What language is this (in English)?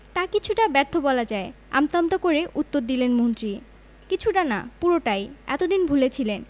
Bangla